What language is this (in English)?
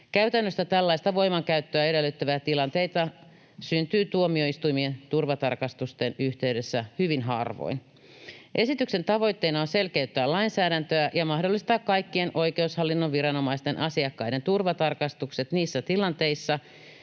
Finnish